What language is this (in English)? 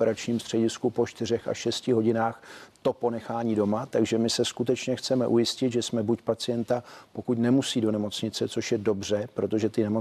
Czech